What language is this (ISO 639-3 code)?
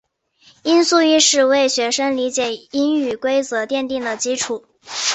zho